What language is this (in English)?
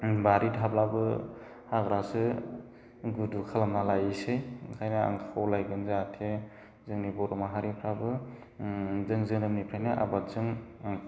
Bodo